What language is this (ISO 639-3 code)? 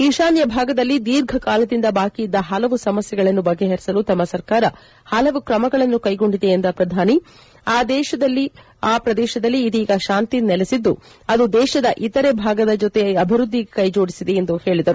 kan